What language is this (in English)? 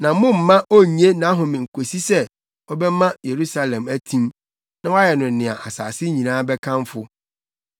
Akan